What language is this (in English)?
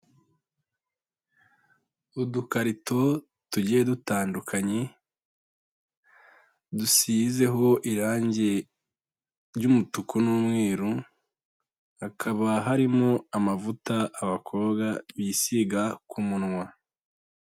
Kinyarwanda